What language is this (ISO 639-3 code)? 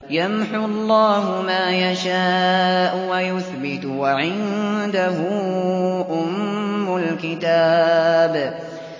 ara